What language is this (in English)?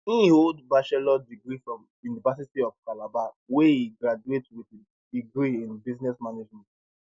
Nigerian Pidgin